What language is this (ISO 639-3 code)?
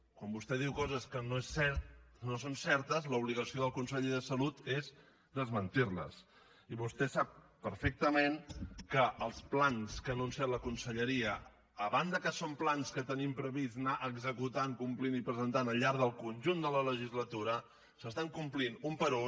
cat